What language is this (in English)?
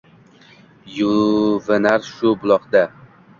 Uzbek